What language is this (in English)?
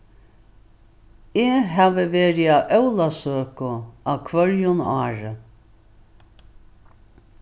Faroese